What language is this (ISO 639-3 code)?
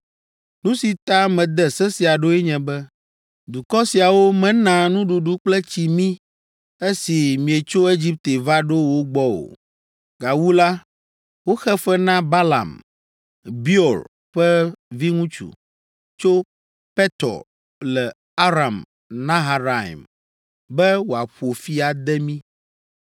ewe